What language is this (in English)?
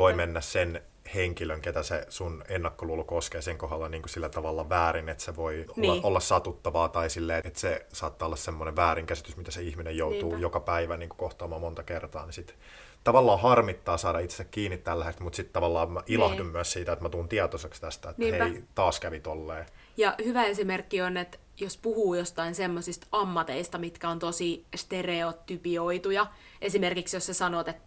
Finnish